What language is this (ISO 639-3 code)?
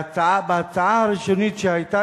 heb